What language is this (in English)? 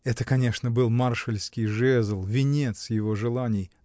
Russian